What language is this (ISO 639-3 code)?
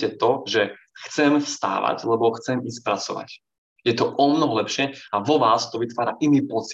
slk